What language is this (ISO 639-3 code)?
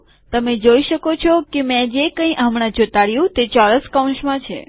guj